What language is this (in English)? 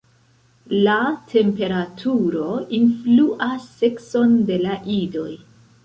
Esperanto